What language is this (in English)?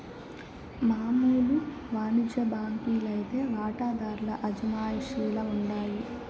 Telugu